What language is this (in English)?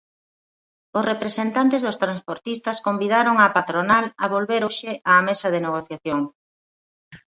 Galician